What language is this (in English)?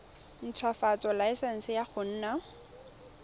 Tswana